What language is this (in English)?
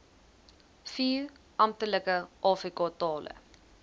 Afrikaans